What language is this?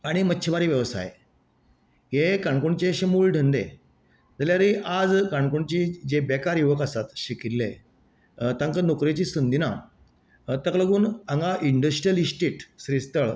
Konkani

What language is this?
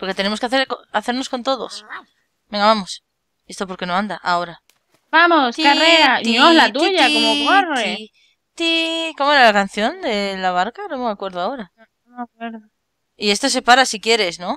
Spanish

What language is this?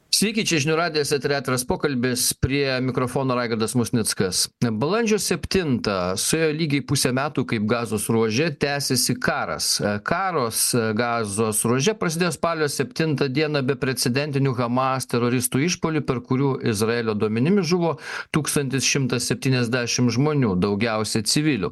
Lithuanian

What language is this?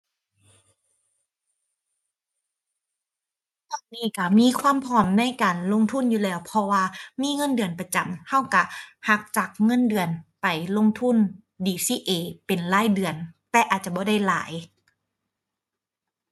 Thai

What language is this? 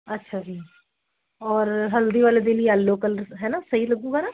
Punjabi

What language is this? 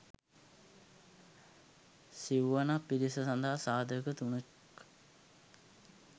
Sinhala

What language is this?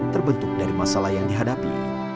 Indonesian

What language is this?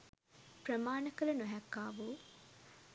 Sinhala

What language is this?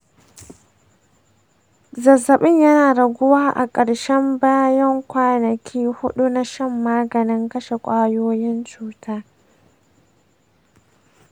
Hausa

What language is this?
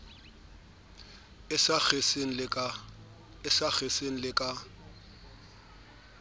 Southern Sotho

